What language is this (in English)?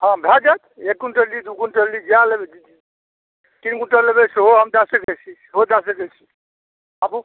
Maithili